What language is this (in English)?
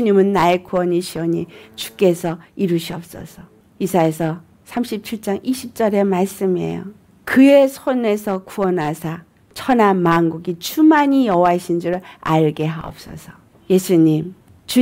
Korean